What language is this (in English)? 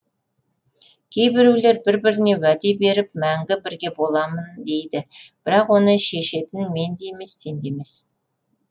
Kazakh